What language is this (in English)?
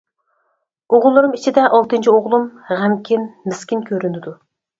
Uyghur